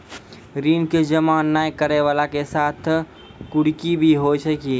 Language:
Maithili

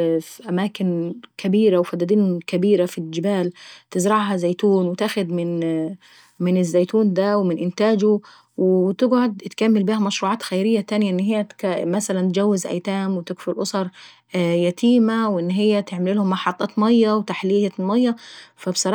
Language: Saidi Arabic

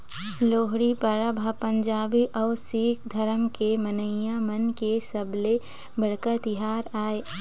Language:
Chhattisgarhi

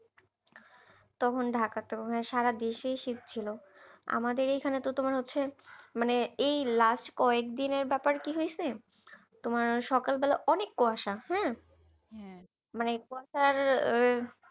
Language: Bangla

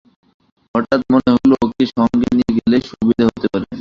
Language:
Bangla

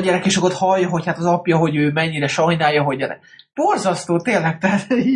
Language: Hungarian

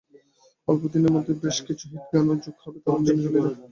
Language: Bangla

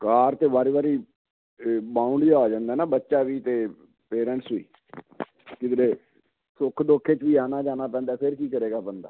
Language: Punjabi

